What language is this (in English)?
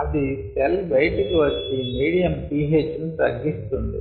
Telugu